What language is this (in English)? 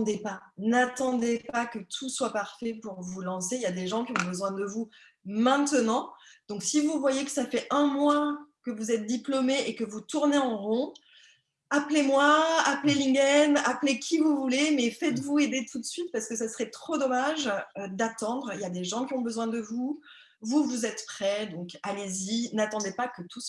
French